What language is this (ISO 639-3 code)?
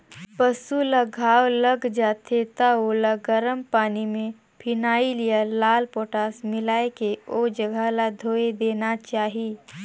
hne